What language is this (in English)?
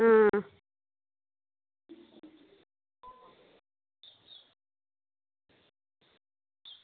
Dogri